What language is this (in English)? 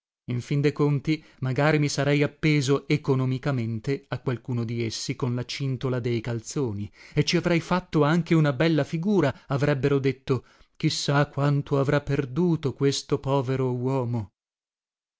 Italian